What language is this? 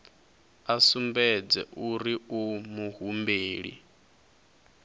Venda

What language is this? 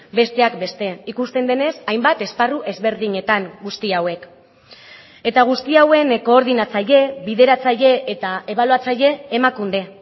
Basque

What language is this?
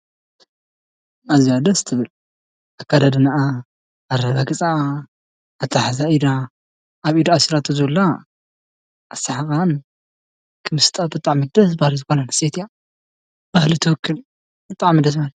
Tigrinya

